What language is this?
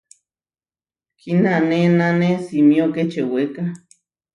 Huarijio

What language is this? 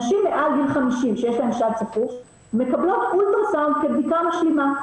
Hebrew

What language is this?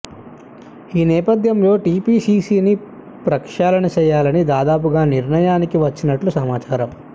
Telugu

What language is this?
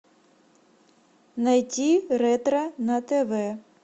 Russian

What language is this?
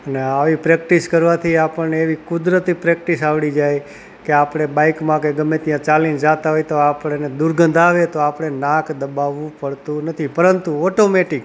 Gujarati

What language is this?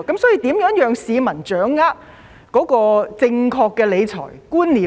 Cantonese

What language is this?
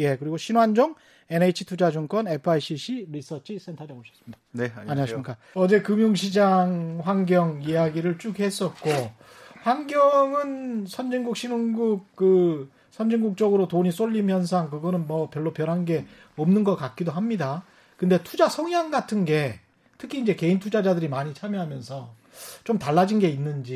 Korean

